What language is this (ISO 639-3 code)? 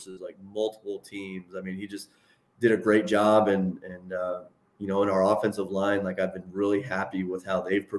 eng